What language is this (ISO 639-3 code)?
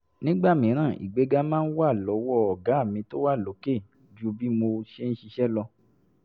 yor